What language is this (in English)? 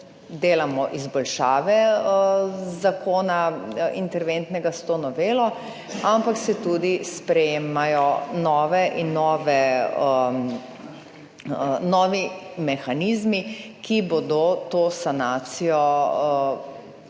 Slovenian